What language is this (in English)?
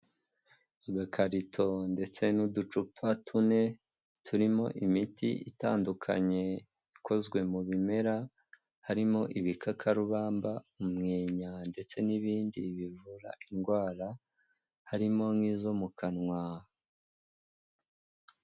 Kinyarwanda